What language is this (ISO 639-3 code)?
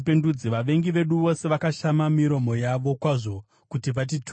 sna